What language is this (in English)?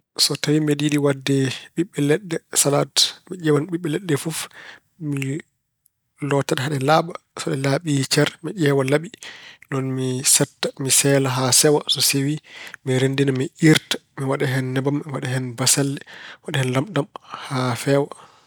Fula